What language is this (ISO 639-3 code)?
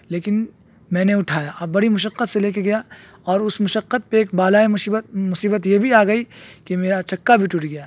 urd